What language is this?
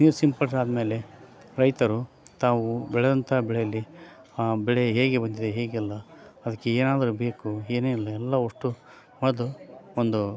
Kannada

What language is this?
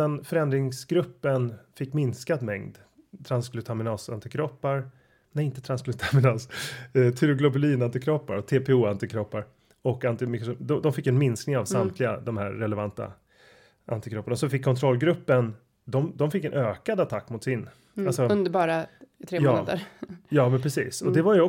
Swedish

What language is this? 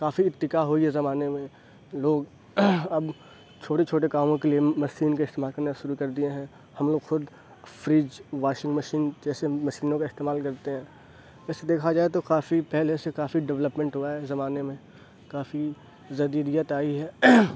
Urdu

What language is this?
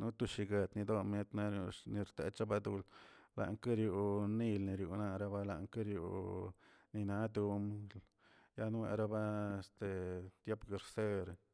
Tilquiapan Zapotec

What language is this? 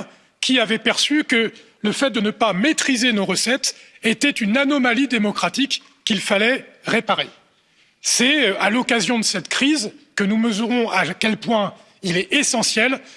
French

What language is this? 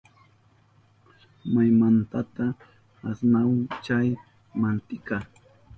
Southern Pastaza Quechua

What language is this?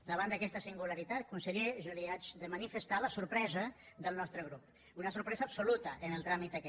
Catalan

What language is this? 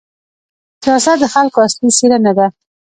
Pashto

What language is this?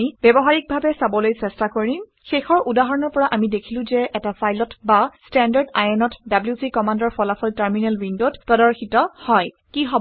Assamese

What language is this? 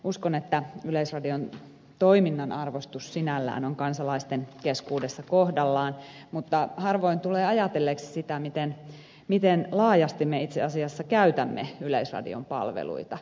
Finnish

